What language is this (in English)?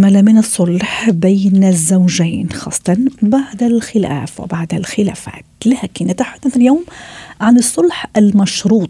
Arabic